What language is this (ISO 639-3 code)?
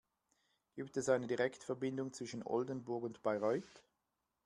deu